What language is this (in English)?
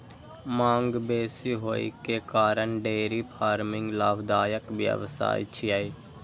Maithili